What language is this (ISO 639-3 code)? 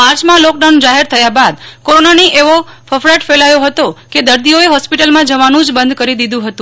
guj